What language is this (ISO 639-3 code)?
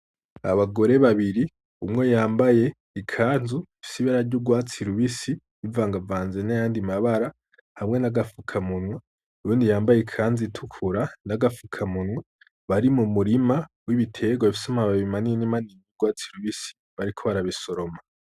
run